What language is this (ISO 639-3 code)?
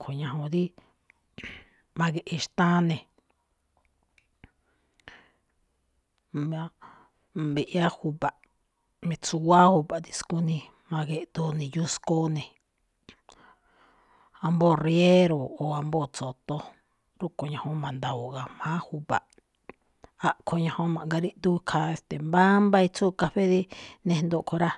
tcf